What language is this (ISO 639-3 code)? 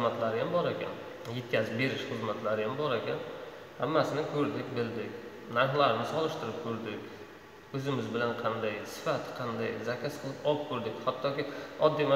tur